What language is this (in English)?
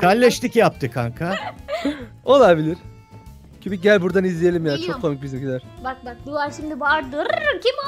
Turkish